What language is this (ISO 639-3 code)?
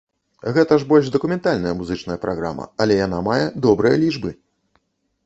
bel